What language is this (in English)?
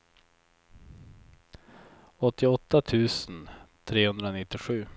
Swedish